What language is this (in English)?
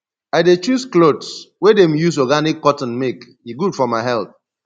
Nigerian Pidgin